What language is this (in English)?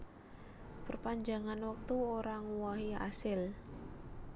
Javanese